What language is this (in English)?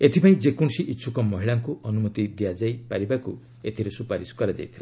Odia